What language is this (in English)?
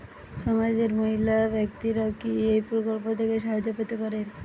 Bangla